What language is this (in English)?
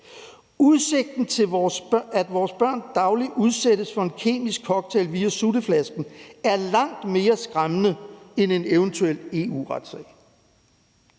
Danish